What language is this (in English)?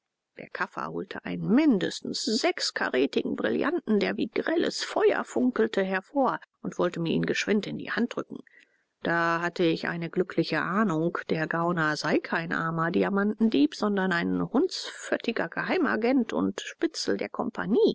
German